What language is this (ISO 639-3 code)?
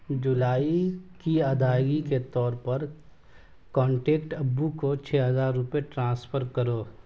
urd